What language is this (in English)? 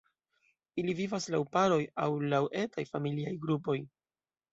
Esperanto